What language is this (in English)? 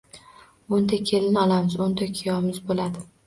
Uzbek